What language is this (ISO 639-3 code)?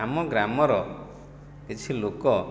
ori